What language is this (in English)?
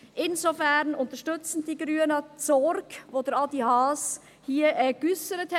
Swiss German